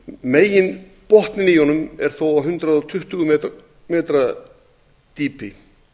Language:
Icelandic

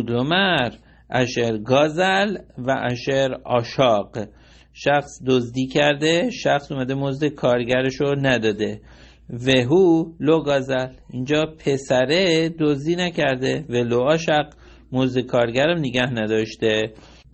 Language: Persian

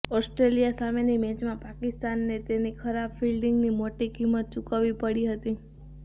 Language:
Gujarati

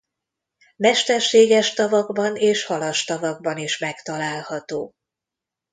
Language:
Hungarian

